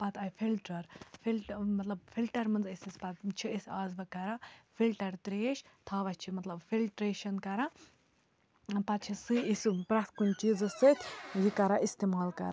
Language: Kashmiri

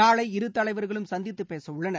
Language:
Tamil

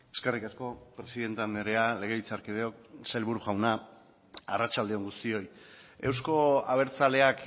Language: Basque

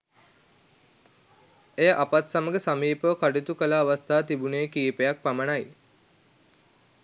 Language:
Sinhala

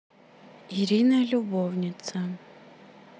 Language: Russian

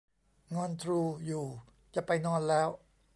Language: Thai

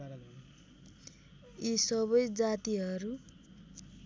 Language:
Nepali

